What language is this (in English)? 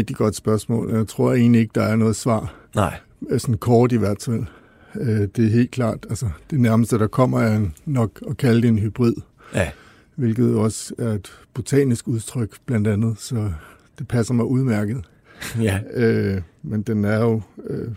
Danish